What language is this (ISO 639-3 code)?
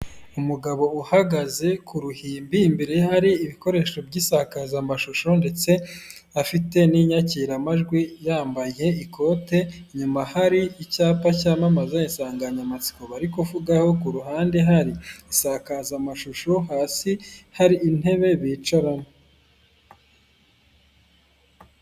kin